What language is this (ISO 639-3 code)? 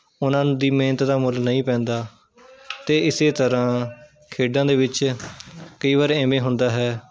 pan